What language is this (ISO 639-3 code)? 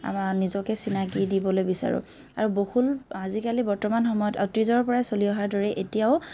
asm